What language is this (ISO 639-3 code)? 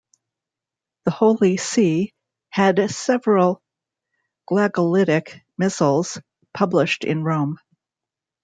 eng